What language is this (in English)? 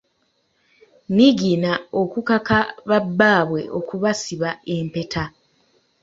Ganda